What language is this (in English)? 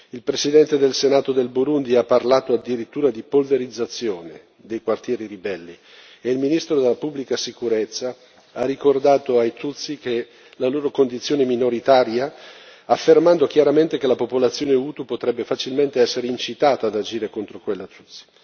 Italian